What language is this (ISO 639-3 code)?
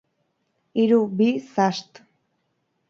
eus